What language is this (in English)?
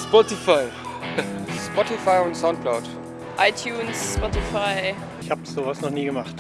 German